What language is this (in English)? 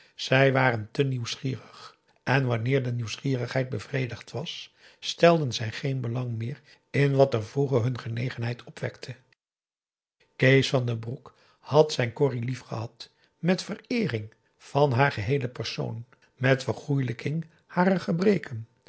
Dutch